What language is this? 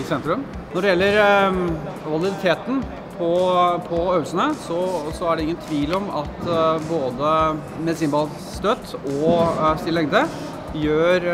Norwegian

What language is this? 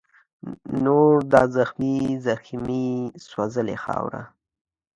Pashto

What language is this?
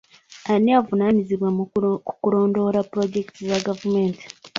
Ganda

